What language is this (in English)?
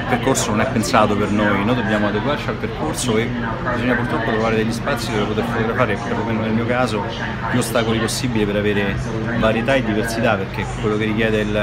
Italian